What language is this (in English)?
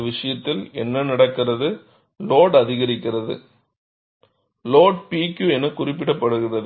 Tamil